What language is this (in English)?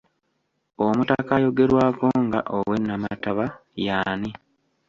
Ganda